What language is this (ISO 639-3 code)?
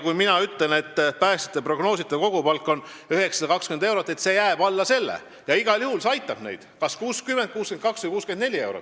est